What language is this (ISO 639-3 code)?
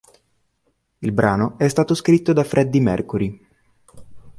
ita